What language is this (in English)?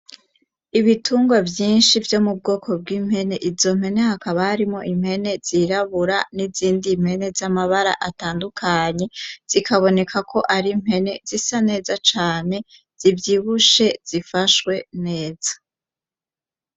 Rundi